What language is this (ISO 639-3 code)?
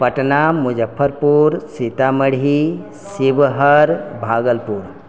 mai